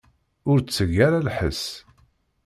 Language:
Kabyle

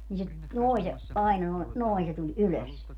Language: Finnish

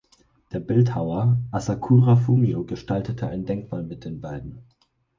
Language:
German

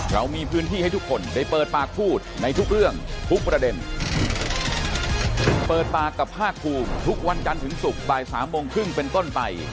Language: Thai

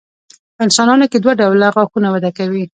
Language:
Pashto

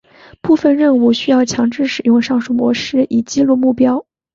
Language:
Chinese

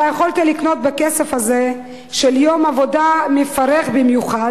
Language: Hebrew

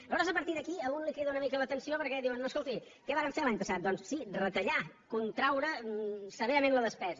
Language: Catalan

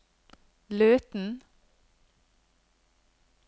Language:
Norwegian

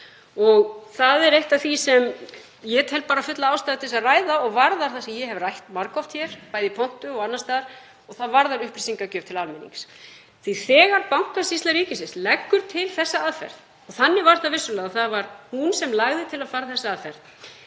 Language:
Icelandic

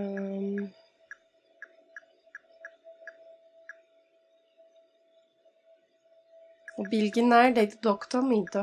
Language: Turkish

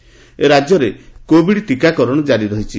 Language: Odia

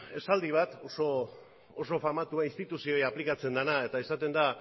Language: Basque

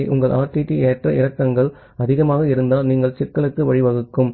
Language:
Tamil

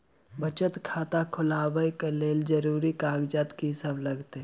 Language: Maithili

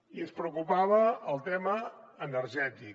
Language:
Catalan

